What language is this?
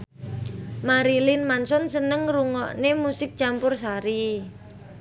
Javanese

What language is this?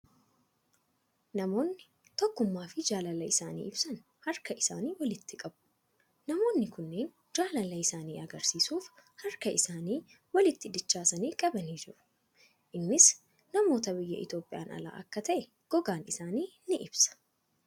Oromo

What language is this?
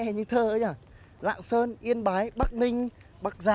Vietnamese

